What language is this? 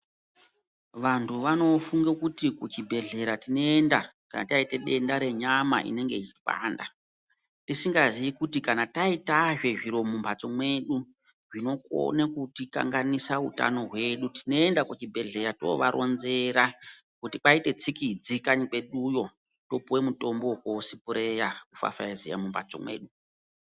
Ndau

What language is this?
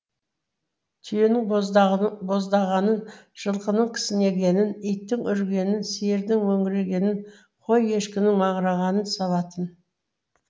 Kazakh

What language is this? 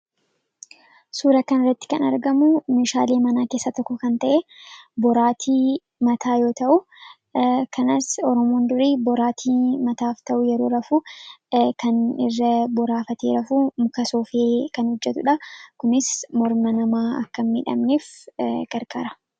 Oromo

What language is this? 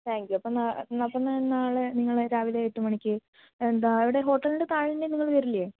Malayalam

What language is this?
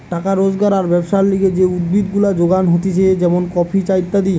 Bangla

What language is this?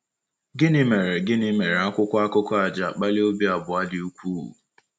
Igbo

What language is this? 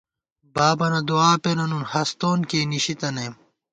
Gawar-Bati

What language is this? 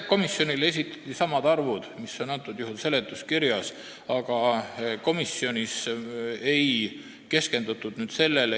Estonian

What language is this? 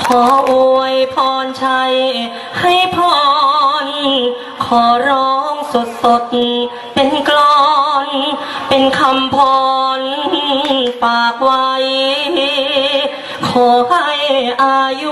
Thai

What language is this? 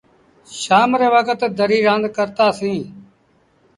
Sindhi Bhil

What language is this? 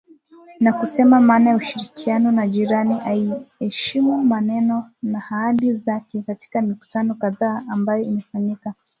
Swahili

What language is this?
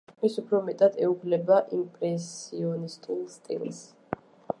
Georgian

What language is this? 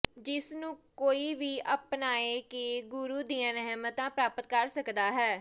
Punjabi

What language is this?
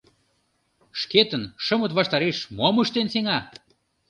Mari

